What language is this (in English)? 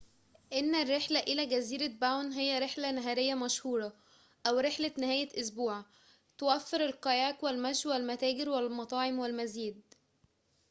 Arabic